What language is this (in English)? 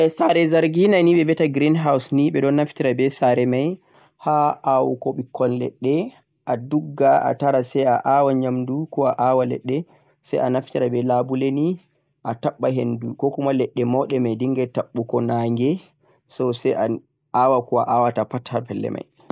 Central-Eastern Niger Fulfulde